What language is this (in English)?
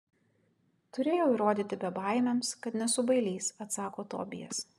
Lithuanian